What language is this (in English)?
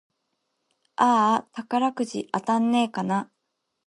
Japanese